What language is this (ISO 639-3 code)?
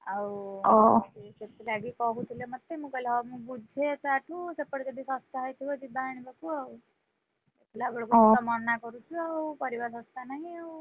ori